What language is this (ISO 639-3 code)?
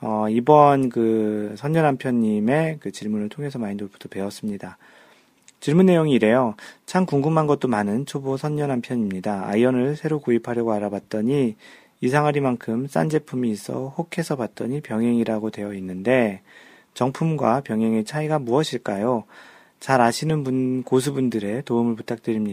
kor